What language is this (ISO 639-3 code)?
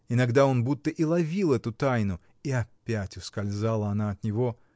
rus